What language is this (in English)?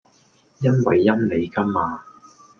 Cantonese